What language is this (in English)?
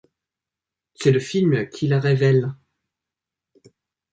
French